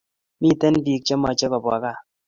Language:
Kalenjin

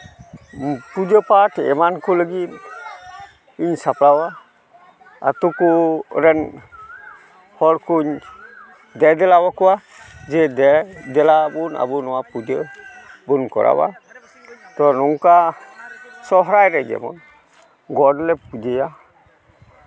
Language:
Santali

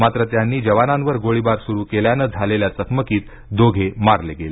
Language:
Marathi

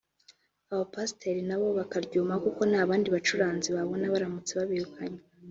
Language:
Kinyarwanda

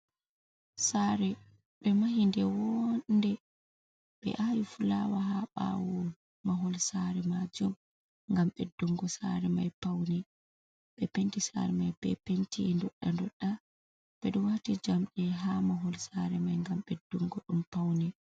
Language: Fula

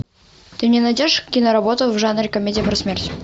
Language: Russian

